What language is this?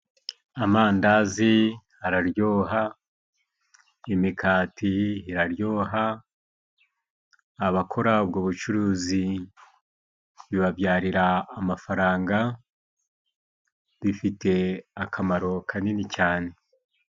Kinyarwanda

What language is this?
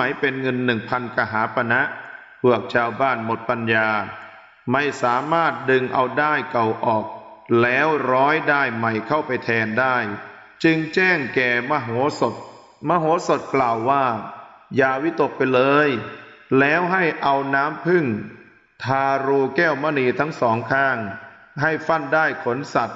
Thai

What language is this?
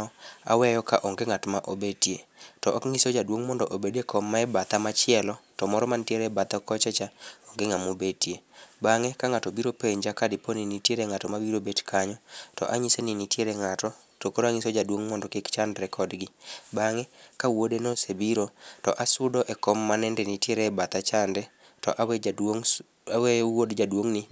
Luo (Kenya and Tanzania)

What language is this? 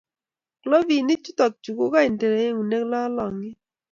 Kalenjin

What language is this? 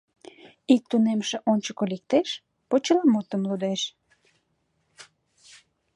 Mari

